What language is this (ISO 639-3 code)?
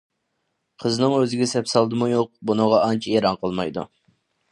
uig